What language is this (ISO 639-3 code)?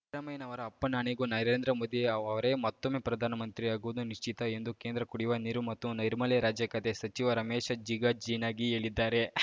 kan